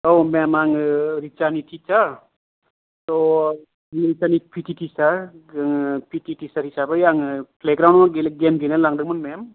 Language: Bodo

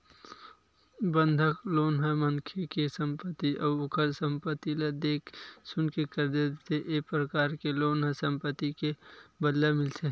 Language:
Chhattisgarhi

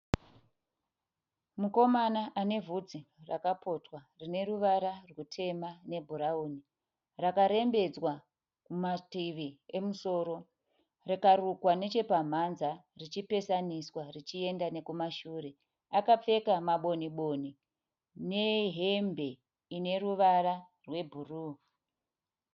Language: Shona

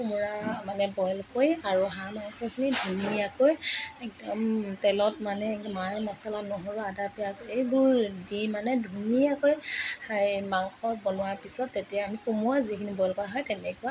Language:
Assamese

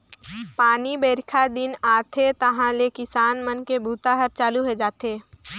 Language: Chhattisgarhi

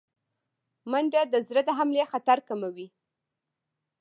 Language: Pashto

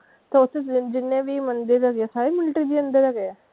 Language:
Punjabi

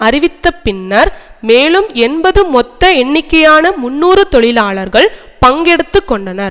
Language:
Tamil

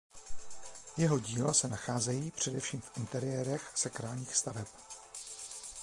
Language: Czech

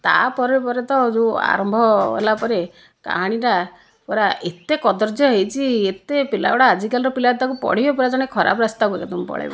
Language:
Odia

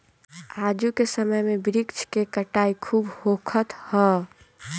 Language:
Bhojpuri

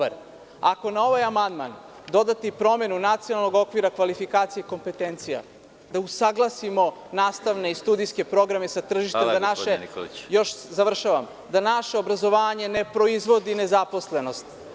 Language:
Serbian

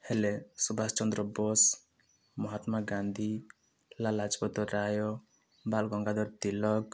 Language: Odia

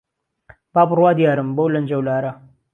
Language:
Central Kurdish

